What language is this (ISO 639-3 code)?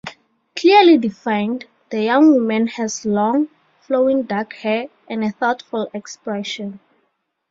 eng